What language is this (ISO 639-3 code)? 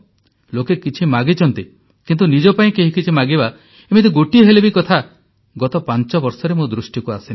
ori